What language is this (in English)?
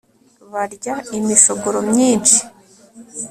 Kinyarwanda